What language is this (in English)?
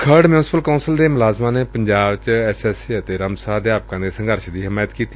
Punjabi